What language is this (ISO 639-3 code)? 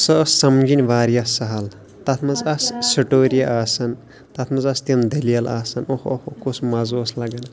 kas